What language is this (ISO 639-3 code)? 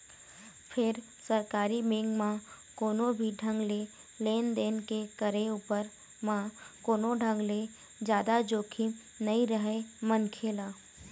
hne